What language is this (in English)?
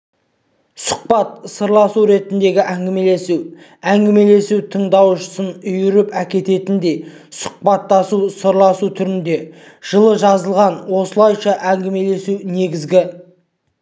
Kazakh